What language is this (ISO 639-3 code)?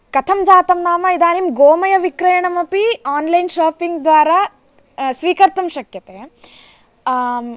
san